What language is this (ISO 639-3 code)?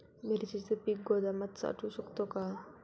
mar